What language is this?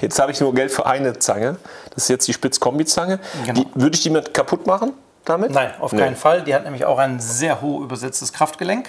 German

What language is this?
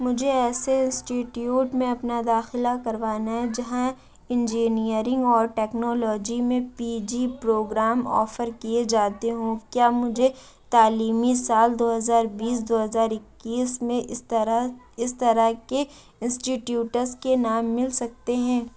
Urdu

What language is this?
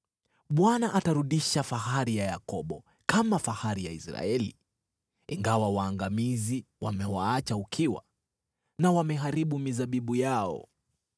Swahili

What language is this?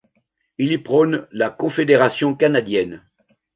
French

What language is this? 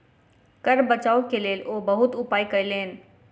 Maithili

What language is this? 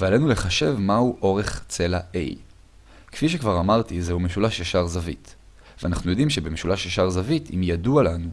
Hebrew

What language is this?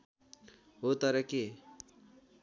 Nepali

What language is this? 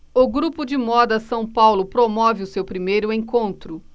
Portuguese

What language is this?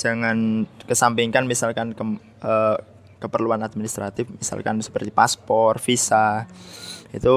Indonesian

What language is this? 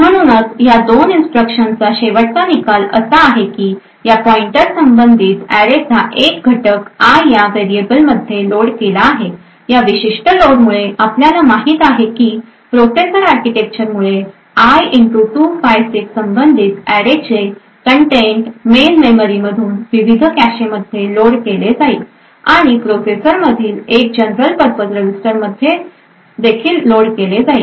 Marathi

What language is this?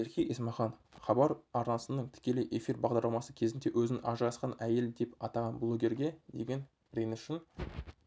Kazakh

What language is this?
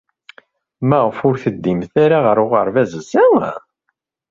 Kabyle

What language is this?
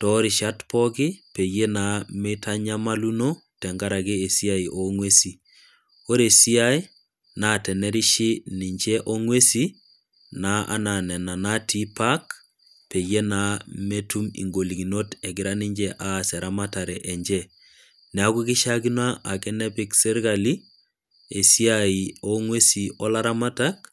Masai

